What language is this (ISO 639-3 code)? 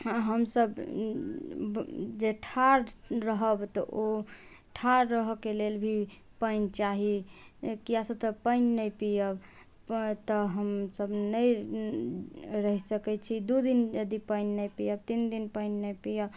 mai